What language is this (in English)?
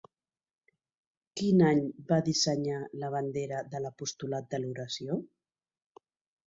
Catalan